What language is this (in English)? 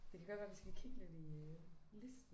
Danish